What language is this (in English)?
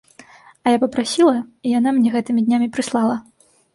Belarusian